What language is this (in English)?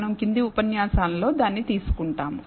Telugu